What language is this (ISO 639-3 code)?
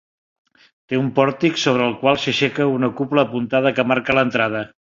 cat